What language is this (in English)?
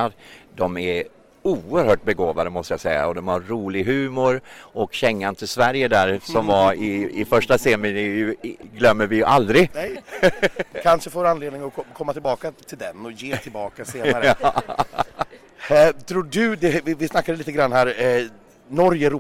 Swedish